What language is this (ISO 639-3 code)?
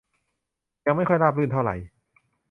tha